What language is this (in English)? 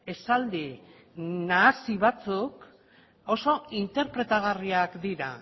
Basque